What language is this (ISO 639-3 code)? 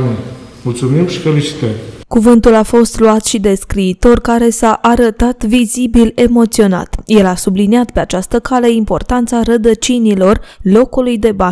ron